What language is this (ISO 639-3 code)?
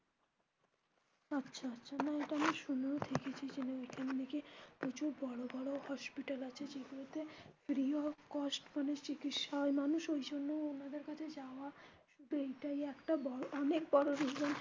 ben